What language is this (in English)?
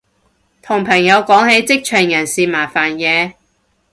Cantonese